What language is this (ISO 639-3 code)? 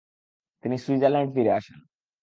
ben